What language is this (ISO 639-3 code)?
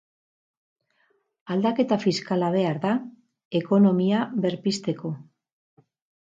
eus